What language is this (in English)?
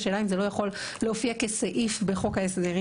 Hebrew